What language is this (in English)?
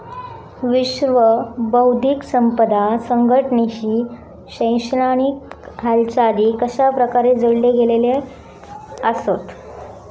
Marathi